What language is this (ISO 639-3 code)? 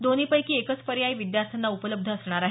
mar